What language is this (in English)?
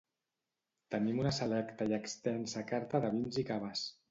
Catalan